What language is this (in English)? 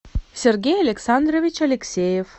Russian